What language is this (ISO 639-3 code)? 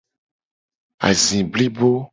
gej